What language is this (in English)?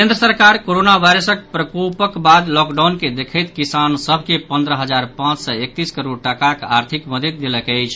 Maithili